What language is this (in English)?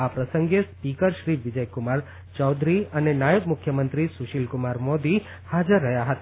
Gujarati